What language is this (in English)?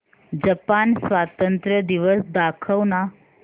Marathi